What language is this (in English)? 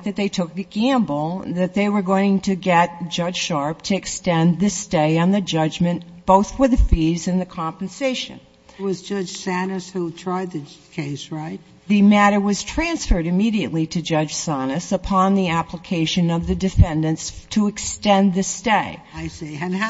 English